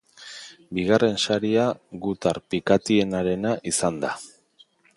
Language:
Basque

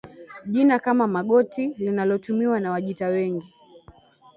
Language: Swahili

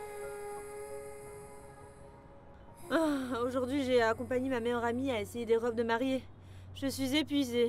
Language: French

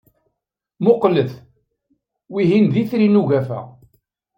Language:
Kabyle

